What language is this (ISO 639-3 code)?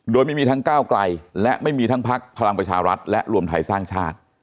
tha